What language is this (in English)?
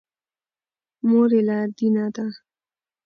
Pashto